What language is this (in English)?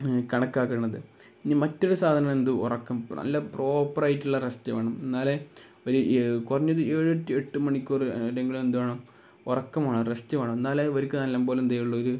Malayalam